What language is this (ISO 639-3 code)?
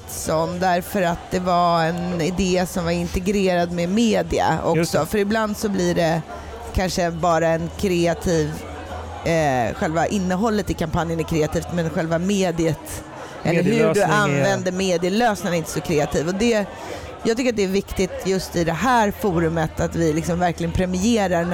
swe